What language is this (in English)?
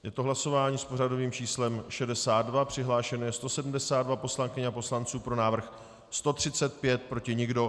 Czech